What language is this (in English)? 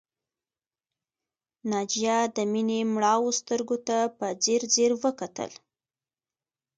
Pashto